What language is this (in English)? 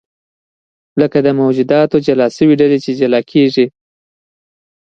Pashto